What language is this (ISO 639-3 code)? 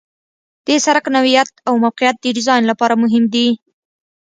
pus